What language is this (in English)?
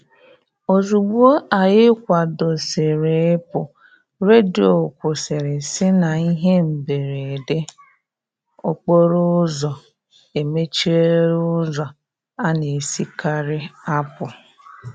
Igbo